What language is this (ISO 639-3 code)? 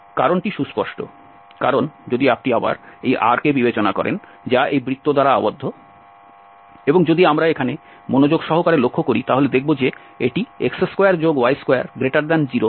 ben